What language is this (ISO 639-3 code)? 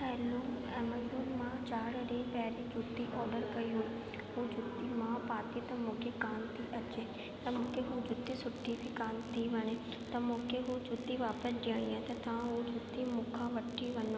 snd